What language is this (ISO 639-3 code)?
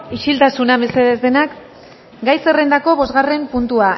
eus